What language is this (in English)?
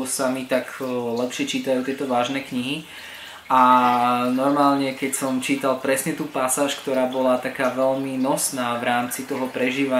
Slovak